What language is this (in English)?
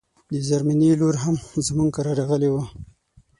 Pashto